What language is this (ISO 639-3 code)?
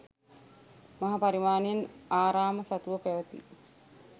sin